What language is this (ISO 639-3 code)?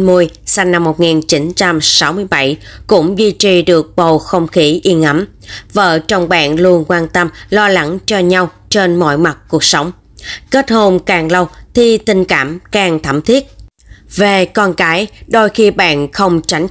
vie